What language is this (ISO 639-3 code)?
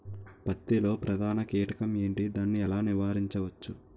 tel